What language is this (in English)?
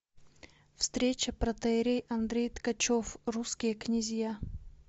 Russian